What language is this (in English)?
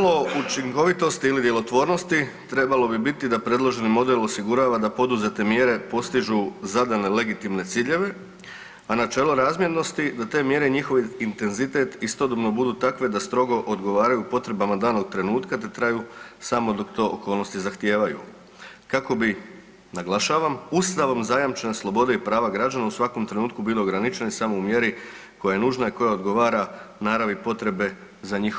Croatian